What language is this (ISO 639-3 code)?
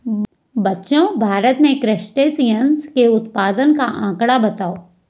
hin